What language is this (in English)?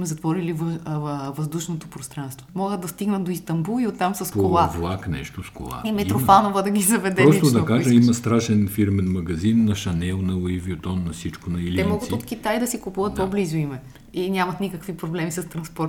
Bulgarian